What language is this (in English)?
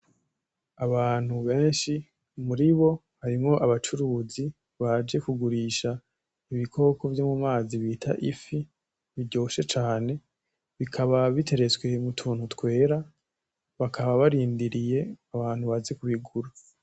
Rundi